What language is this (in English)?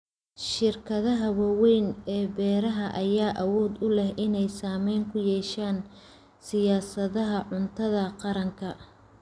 Somali